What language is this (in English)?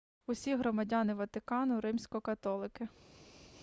Ukrainian